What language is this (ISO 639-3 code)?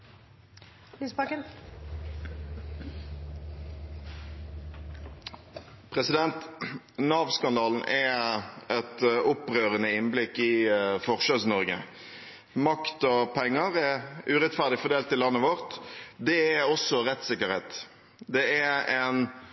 nob